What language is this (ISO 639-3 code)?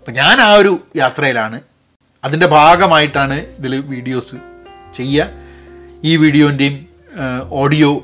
mal